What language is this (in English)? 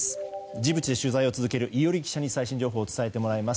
Japanese